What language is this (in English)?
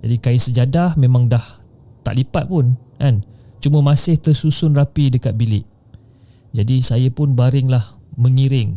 Malay